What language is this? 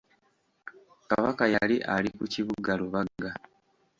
Ganda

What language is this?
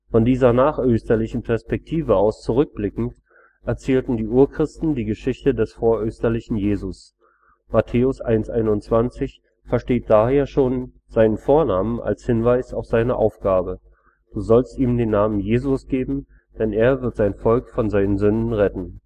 German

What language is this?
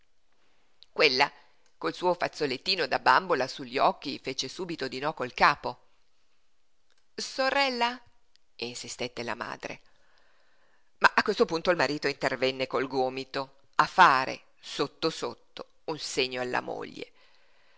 Italian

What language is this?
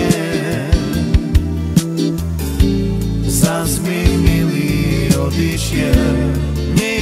Romanian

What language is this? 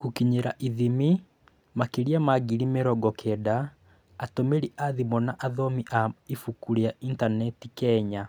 Kikuyu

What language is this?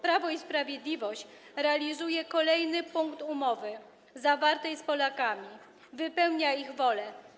Polish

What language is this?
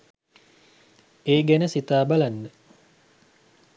Sinhala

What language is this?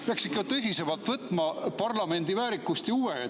Estonian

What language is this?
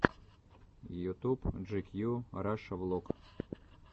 Russian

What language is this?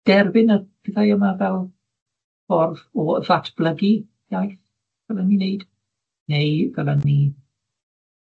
Welsh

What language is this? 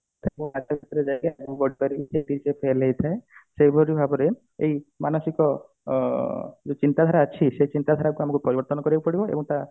Odia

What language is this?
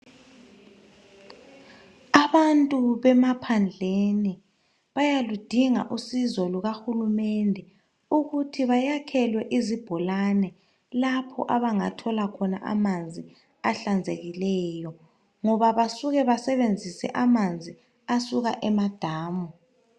North Ndebele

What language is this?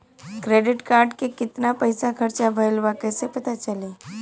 Bhojpuri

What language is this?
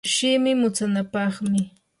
Yanahuanca Pasco Quechua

